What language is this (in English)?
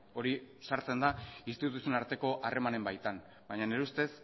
Basque